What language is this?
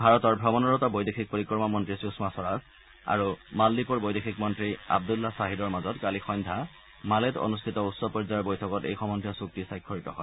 Assamese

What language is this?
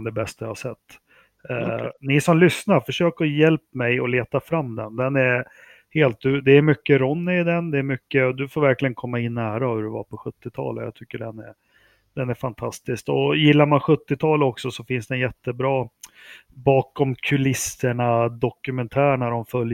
Swedish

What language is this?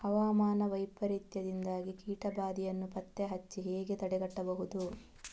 Kannada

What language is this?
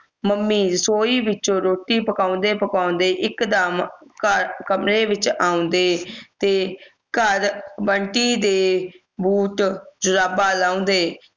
Punjabi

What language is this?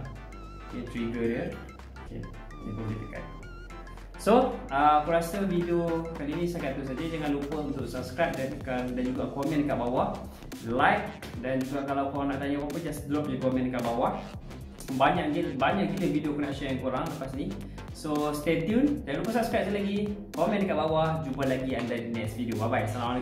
Malay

